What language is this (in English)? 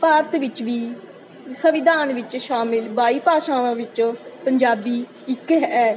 Punjabi